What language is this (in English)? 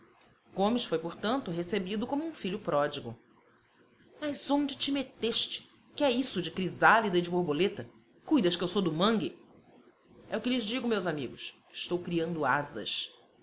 Portuguese